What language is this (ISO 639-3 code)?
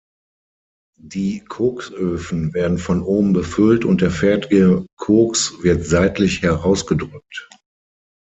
deu